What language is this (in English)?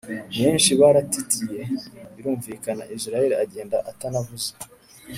Kinyarwanda